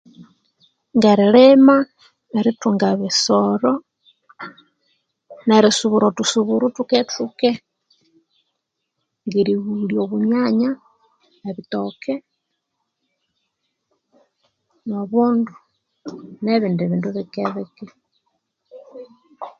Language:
Konzo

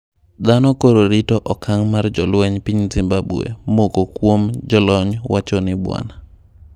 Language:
Luo (Kenya and Tanzania)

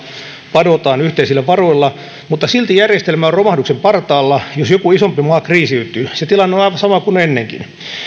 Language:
Finnish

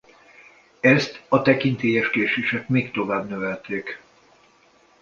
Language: Hungarian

